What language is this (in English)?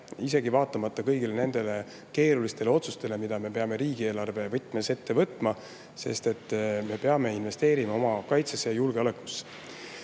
Estonian